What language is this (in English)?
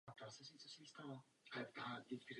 Czech